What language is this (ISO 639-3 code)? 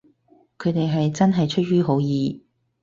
yue